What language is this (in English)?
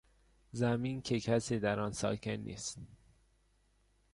Persian